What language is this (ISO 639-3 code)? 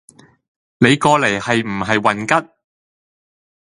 yue